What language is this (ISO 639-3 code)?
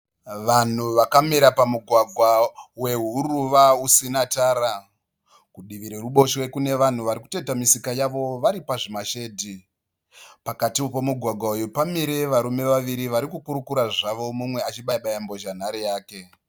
sna